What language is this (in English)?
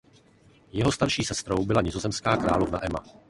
Czech